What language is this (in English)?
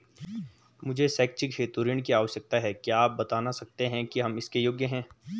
Hindi